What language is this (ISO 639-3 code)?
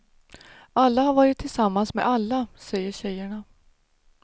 swe